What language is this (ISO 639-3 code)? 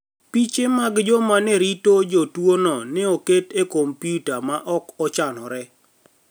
luo